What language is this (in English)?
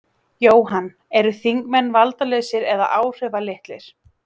Icelandic